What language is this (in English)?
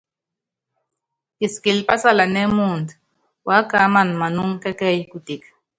Yangben